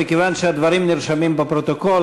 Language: Hebrew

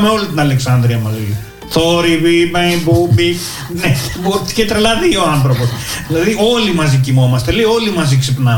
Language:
Greek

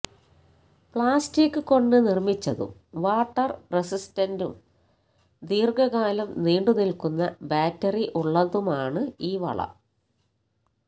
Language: Malayalam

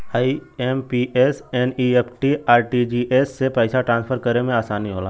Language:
Bhojpuri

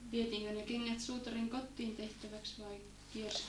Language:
Finnish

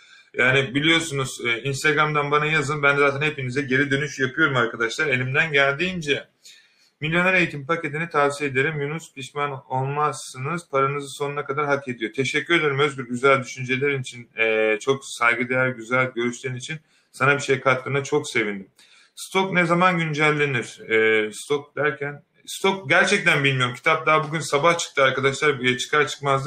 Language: Turkish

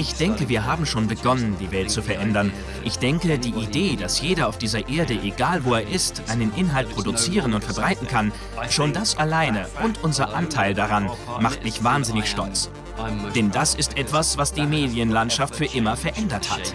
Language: German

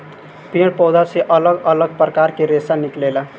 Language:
Bhojpuri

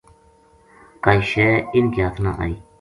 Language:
Gujari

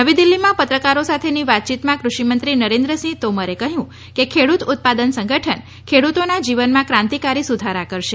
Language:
Gujarati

